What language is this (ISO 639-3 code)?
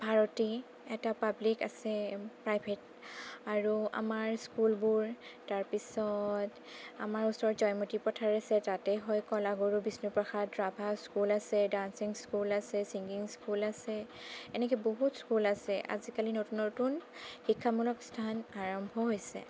asm